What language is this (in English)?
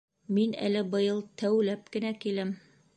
Bashkir